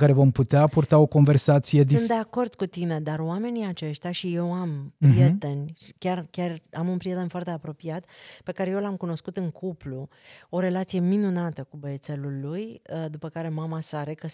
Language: Romanian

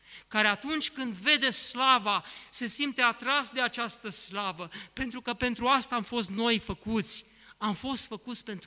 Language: Romanian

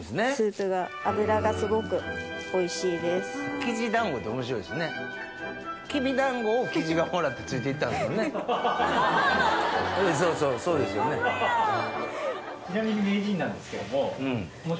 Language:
Japanese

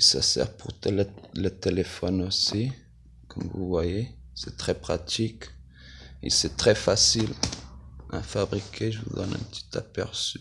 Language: French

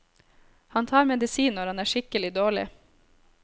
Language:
Norwegian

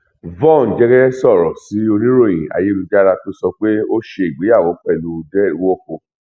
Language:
Yoruba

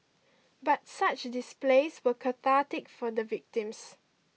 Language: English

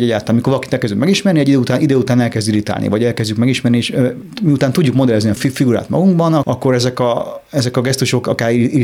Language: Hungarian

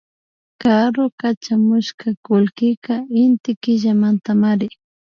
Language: Imbabura Highland Quichua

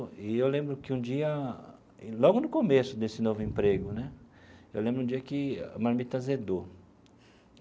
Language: Portuguese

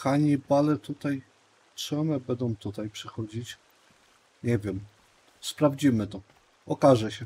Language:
Polish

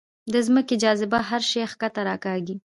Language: Pashto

